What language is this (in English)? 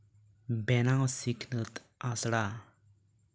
Santali